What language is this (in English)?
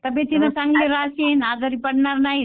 Marathi